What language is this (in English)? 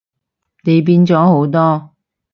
Cantonese